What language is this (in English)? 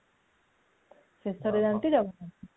Odia